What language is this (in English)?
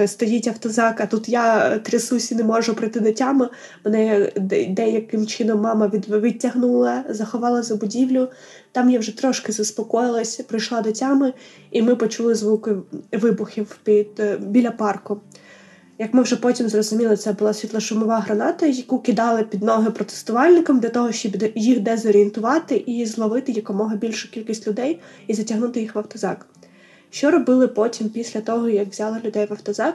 Ukrainian